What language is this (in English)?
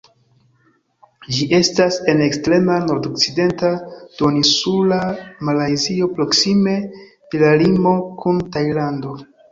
Esperanto